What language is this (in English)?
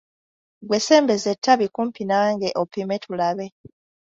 Ganda